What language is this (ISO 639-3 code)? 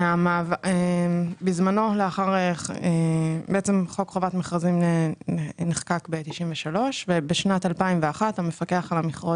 heb